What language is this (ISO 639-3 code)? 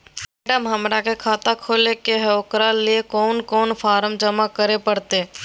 mag